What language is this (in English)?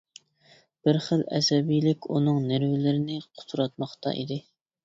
Uyghur